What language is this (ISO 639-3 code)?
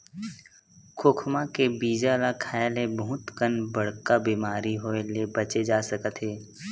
hne